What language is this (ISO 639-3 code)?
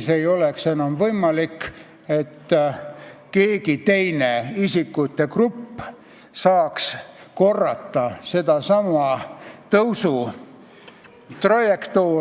est